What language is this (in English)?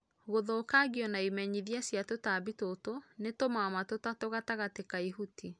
Kikuyu